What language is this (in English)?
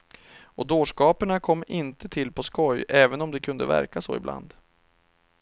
Swedish